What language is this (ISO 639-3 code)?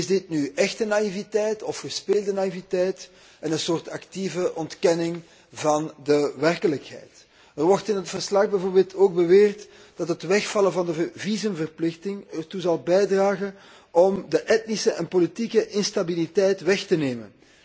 nld